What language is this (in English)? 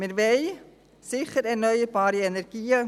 Swiss German